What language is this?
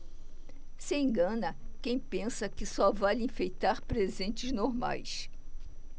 Portuguese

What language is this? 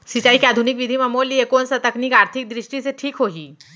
Chhattisgarhi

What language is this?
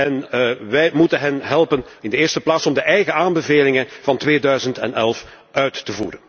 Dutch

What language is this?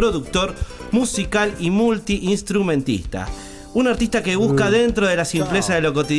Spanish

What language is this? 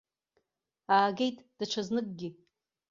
Abkhazian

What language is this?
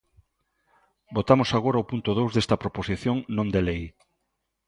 Galician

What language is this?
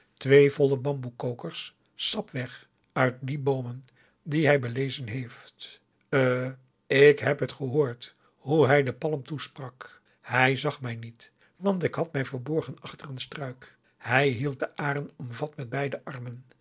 Dutch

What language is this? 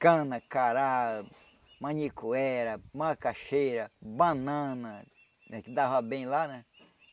Portuguese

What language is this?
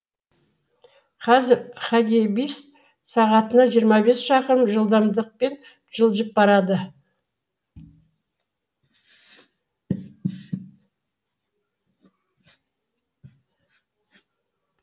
Kazakh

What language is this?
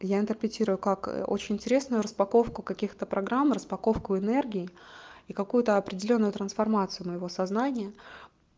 Russian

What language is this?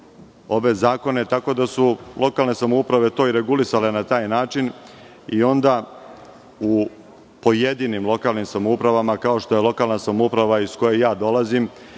Serbian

